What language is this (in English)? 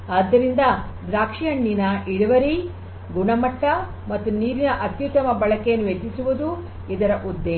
Kannada